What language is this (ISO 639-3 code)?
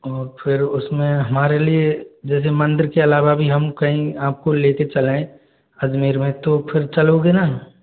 hin